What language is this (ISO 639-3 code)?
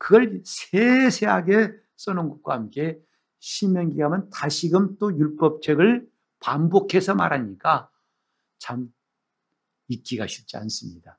kor